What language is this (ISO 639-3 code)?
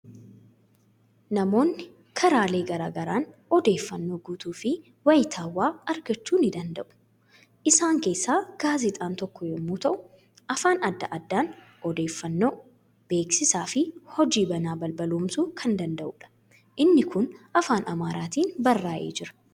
orm